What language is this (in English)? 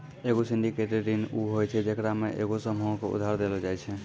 Maithili